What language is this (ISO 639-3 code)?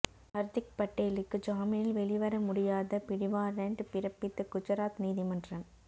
tam